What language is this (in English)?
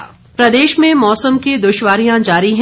Hindi